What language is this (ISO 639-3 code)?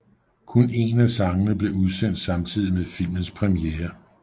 dan